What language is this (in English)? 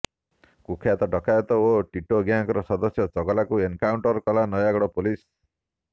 Odia